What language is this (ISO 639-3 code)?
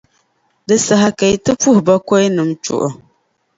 dag